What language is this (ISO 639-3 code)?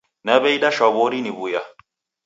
dav